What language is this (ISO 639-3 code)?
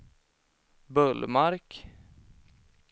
swe